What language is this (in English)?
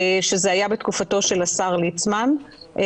Hebrew